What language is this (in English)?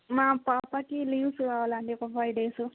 Telugu